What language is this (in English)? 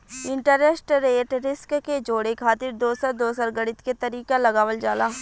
Bhojpuri